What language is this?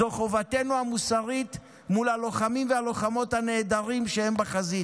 Hebrew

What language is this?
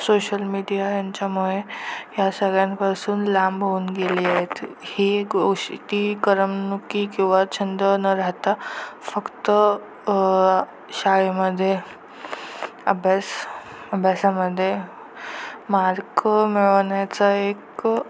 Marathi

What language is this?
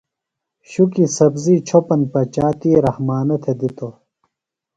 Phalura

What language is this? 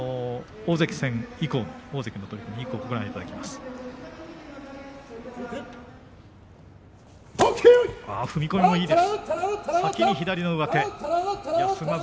Japanese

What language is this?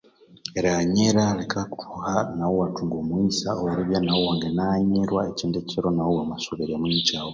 Konzo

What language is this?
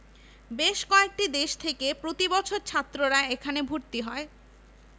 Bangla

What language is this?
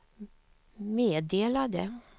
Swedish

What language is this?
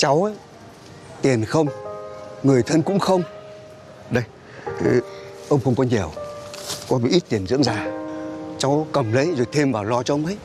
Vietnamese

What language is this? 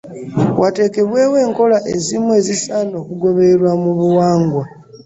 Ganda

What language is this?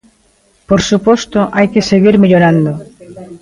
Galician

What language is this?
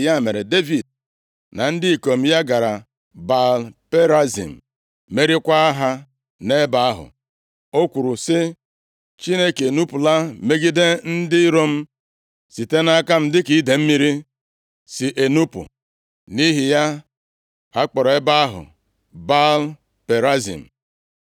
Igbo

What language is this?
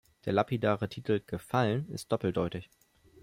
German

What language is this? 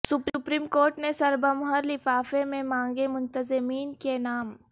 Urdu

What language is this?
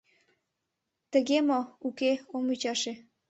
Mari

